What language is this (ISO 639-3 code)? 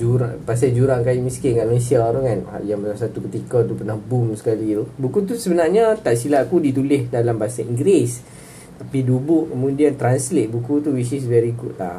msa